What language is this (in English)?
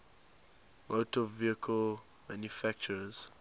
English